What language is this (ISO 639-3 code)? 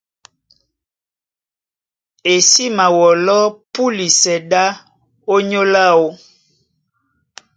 dua